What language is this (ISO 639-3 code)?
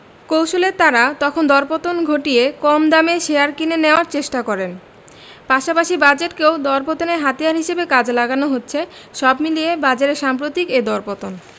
ben